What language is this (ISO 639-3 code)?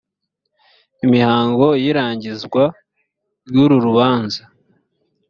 kin